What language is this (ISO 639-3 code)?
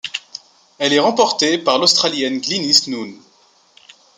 fra